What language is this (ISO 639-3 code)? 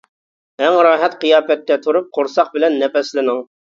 uig